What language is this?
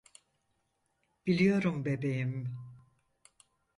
Turkish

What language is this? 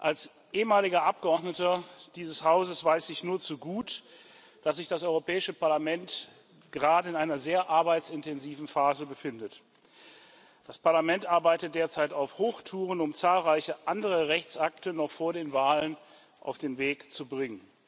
German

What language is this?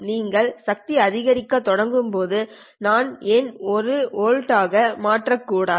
Tamil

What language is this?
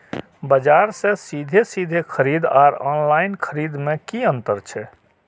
Maithili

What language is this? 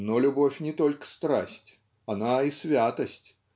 Russian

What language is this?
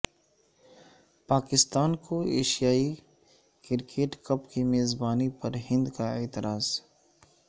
Urdu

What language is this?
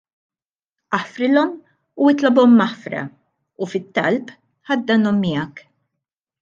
Maltese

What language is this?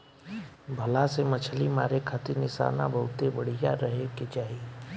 Bhojpuri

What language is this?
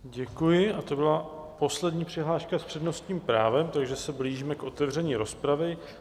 Czech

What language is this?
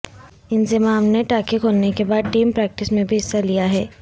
Urdu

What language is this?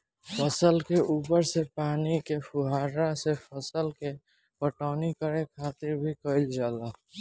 Bhojpuri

